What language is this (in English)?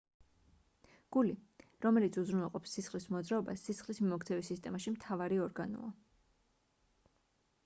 Georgian